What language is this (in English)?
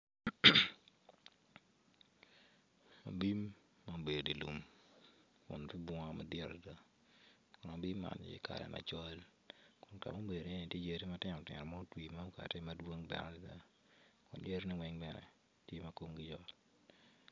Acoli